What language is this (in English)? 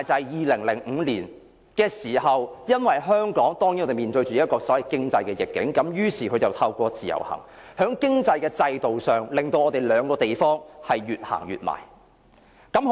Cantonese